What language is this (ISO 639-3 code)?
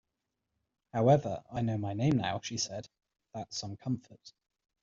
eng